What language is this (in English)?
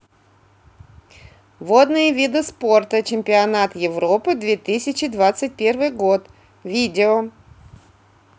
Russian